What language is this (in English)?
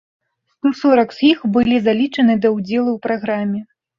Belarusian